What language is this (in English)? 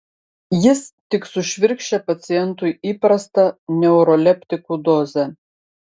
Lithuanian